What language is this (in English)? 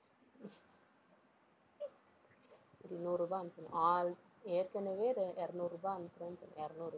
Tamil